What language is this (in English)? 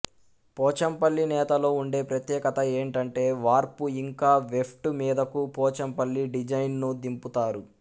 Telugu